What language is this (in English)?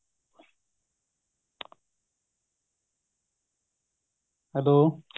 Punjabi